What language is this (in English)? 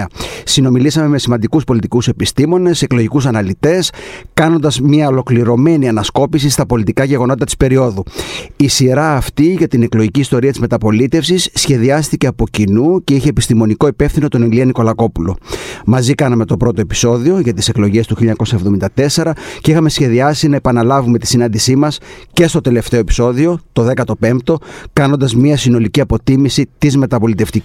Greek